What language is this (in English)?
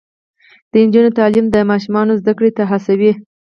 Pashto